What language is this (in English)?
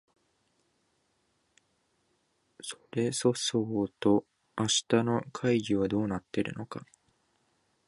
Japanese